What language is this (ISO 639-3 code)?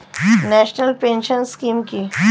ben